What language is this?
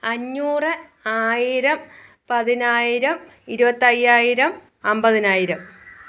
Malayalam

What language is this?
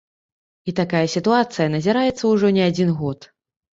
Belarusian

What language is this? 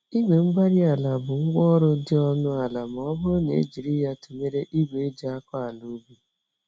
Igbo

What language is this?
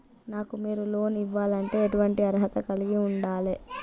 Telugu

